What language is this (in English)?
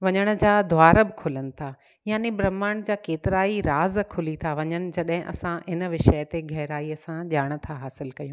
Sindhi